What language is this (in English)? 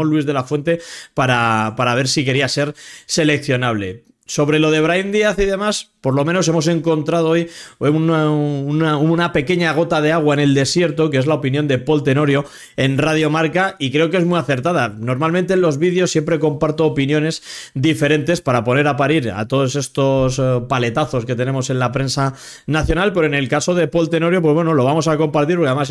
Spanish